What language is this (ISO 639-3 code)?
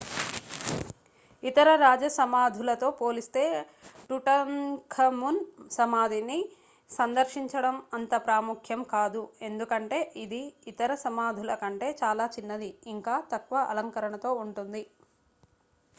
tel